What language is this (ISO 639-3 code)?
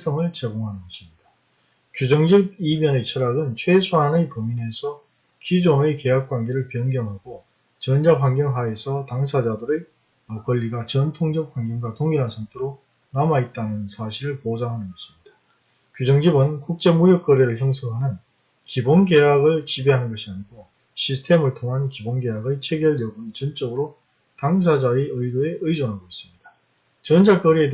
kor